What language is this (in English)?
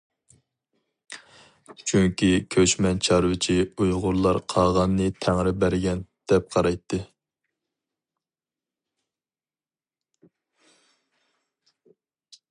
Uyghur